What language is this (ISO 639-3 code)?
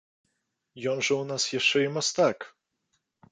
bel